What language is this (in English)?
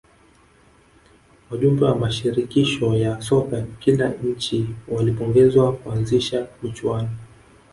Swahili